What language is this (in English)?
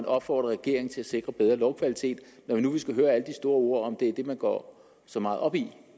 Danish